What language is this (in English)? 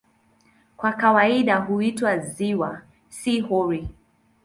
Swahili